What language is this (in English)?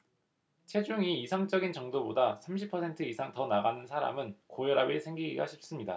Korean